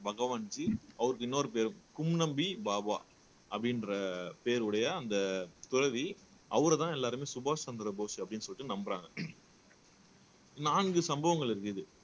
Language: Tamil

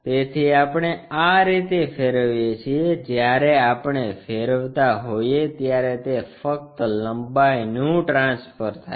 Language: Gujarati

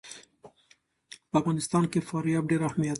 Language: Pashto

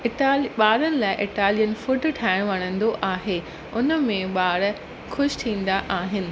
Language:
Sindhi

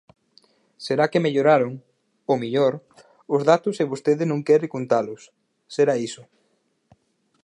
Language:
Galician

